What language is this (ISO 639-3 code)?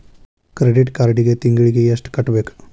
kan